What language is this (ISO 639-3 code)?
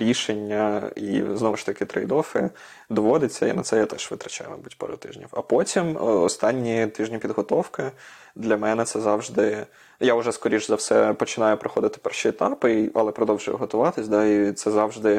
ukr